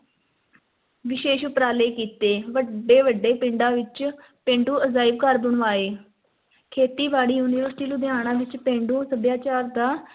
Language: Punjabi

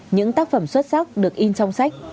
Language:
Vietnamese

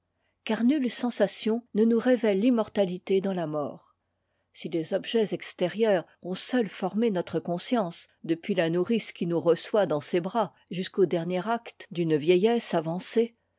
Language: French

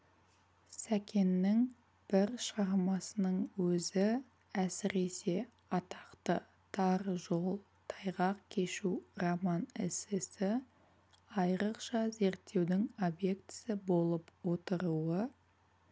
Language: Kazakh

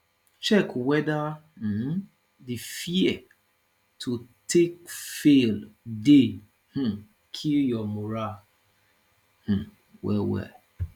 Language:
Nigerian Pidgin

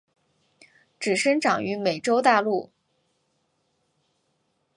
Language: Chinese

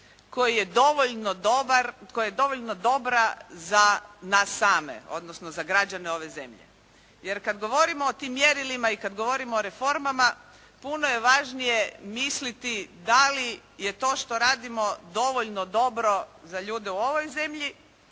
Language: Croatian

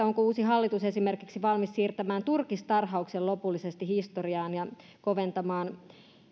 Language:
Finnish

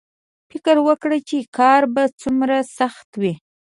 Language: Pashto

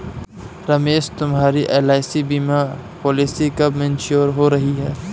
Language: Hindi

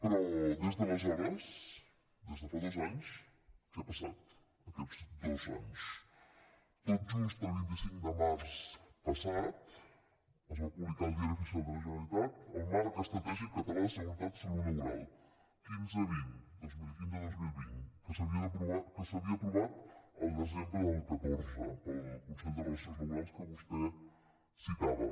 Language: Catalan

